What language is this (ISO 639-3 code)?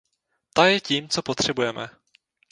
ces